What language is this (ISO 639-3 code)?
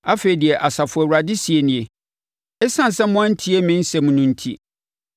aka